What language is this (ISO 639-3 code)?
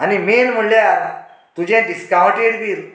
kok